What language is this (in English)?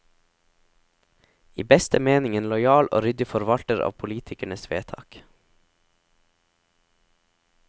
Norwegian